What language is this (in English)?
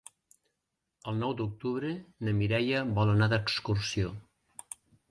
Catalan